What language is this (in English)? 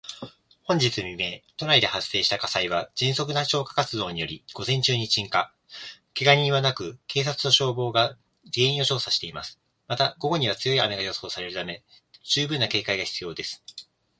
Japanese